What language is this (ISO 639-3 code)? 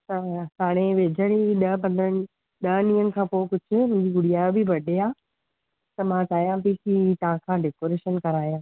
snd